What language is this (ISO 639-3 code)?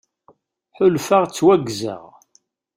kab